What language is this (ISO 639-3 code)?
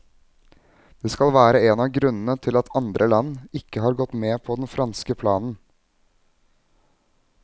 nor